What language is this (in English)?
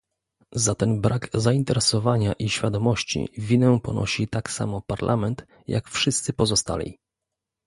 Polish